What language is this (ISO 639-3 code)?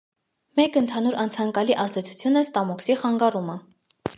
hye